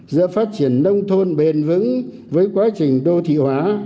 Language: Vietnamese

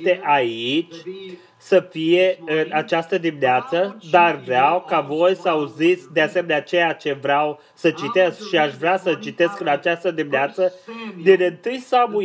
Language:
Romanian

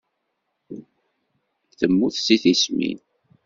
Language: Kabyle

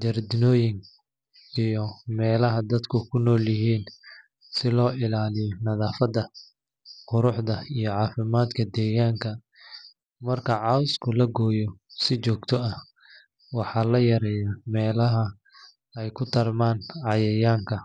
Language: Somali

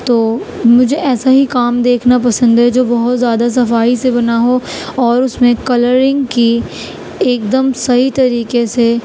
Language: Urdu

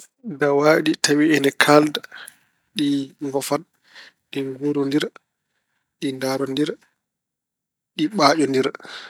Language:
Fula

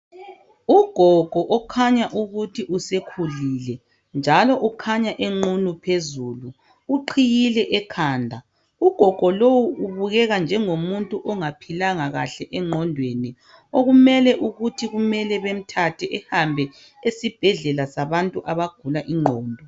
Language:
North Ndebele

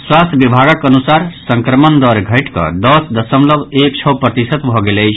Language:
Maithili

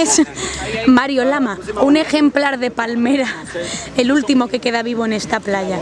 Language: Spanish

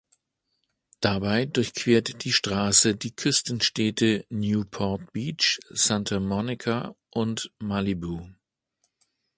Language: German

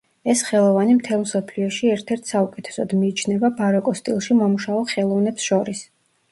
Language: Georgian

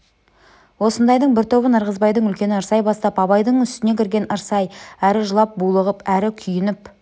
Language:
Kazakh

